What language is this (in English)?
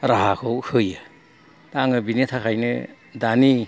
Bodo